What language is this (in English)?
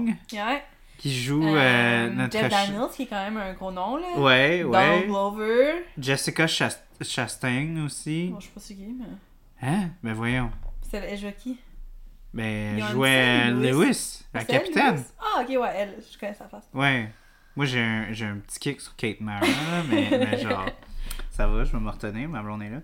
French